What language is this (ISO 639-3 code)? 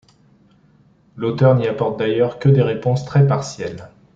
fra